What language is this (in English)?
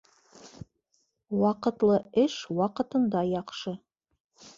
Bashkir